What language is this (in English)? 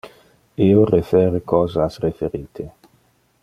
Interlingua